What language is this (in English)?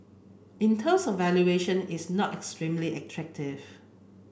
English